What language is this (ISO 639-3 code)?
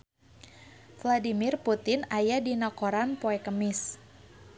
sun